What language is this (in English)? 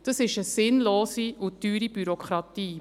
Swiss German